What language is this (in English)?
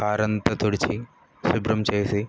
Telugu